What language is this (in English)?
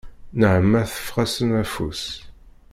Kabyle